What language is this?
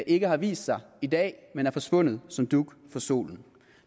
Danish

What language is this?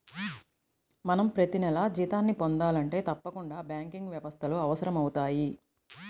Telugu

